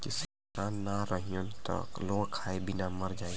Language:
Bhojpuri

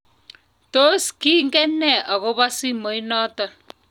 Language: Kalenjin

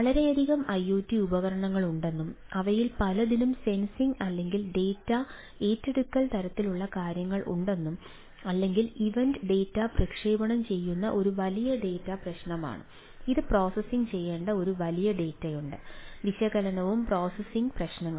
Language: Malayalam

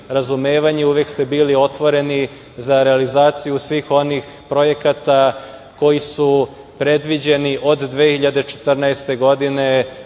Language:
Serbian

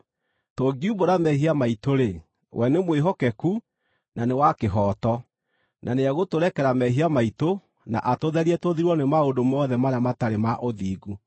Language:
Kikuyu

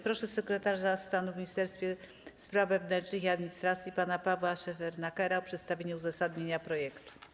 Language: Polish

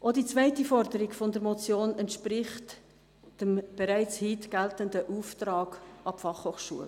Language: Swiss German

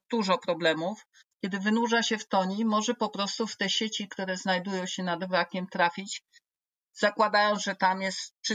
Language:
Polish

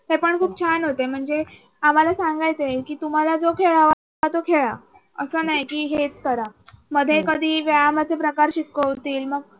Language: Marathi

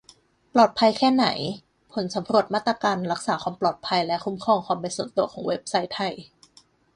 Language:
Thai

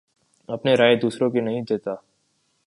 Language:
Urdu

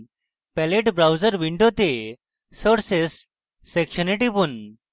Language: Bangla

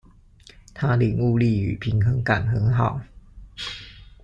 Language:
Chinese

